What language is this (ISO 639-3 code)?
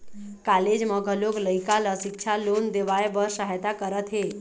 hne